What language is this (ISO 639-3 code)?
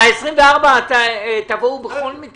heb